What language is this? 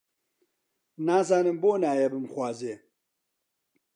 Central Kurdish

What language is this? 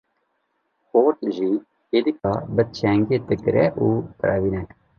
Kurdish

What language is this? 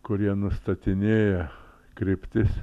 Lithuanian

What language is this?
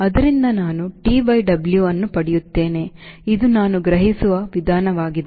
Kannada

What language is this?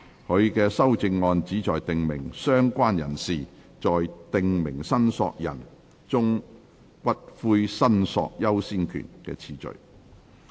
Cantonese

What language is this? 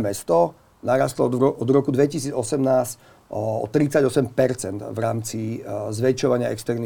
Slovak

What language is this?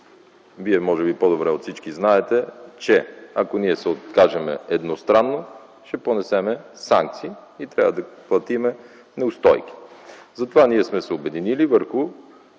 Bulgarian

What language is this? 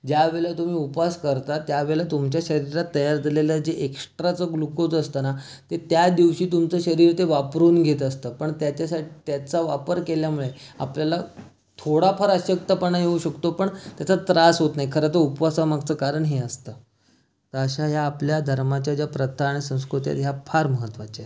Marathi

